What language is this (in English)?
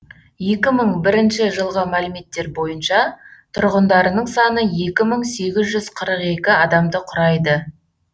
Kazakh